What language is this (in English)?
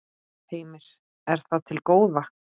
Icelandic